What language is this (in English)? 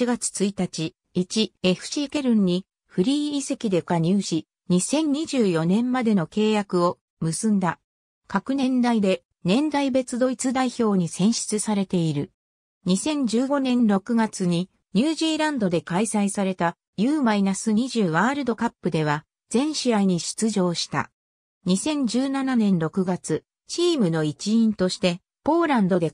Japanese